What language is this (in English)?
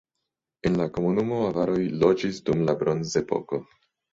Esperanto